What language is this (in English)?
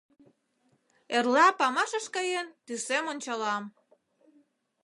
Mari